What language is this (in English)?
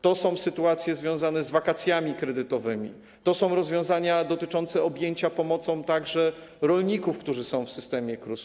Polish